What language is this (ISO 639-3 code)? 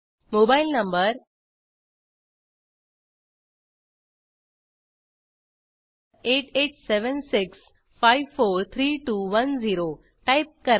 mar